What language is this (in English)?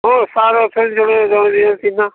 Odia